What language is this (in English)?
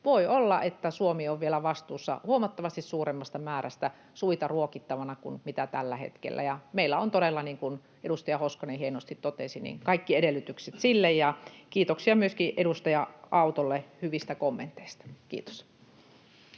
Finnish